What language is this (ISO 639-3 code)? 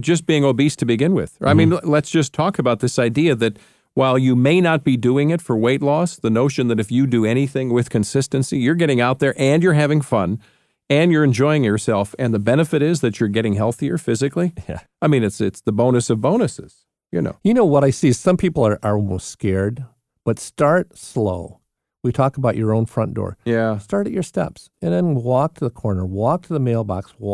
eng